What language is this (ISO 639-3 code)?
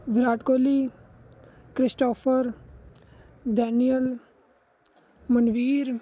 pan